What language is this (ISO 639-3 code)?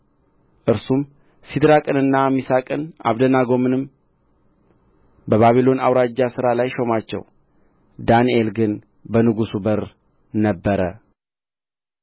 amh